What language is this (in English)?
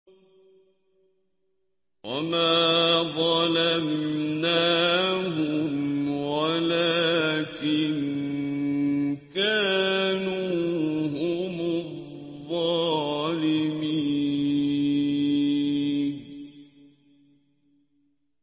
Arabic